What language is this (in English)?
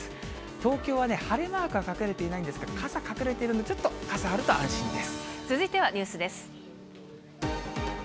Japanese